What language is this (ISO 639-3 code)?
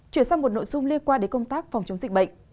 vie